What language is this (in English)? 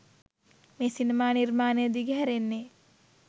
Sinhala